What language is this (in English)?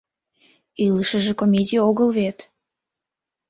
Mari